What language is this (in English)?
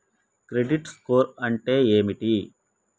Telugu